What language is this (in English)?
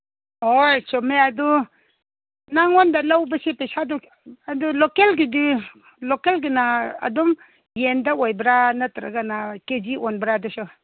Manipuri